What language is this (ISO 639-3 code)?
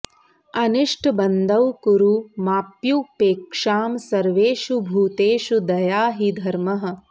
san